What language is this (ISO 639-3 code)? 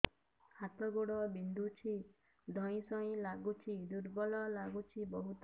ori